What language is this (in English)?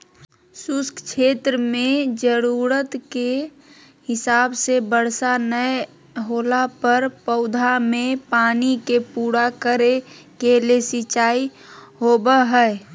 Magahi